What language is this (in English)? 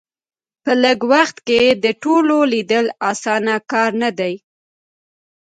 Pashto